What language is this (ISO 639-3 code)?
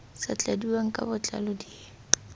tsn